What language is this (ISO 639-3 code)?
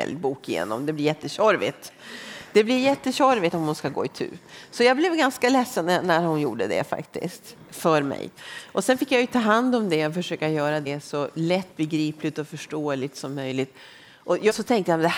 swe